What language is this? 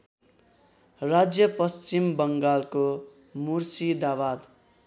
Nepali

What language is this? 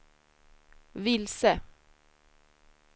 Swedish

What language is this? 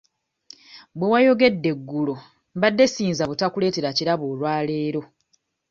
Ganda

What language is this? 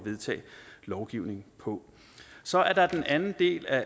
Danish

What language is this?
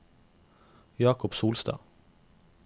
Norwegian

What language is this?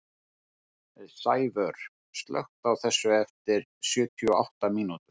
Icelandic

